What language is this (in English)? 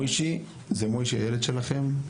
Hebrew